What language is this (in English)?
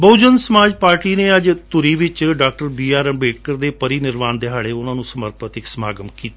Punjabi